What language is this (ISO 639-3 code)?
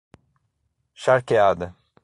por